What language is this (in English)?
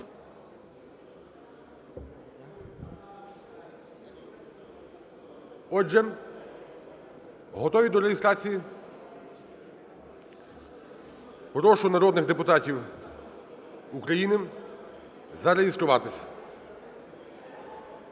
Ukrainian